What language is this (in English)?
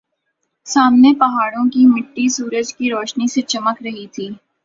Urdu